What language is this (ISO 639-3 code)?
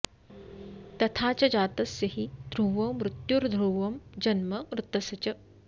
san